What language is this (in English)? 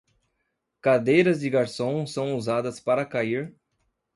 Portuguese